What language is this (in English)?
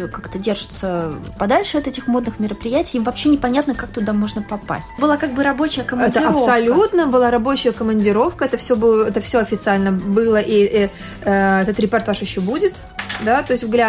Russian